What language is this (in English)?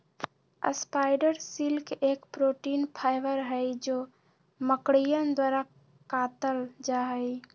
Magahi